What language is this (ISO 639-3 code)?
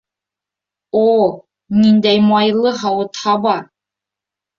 bak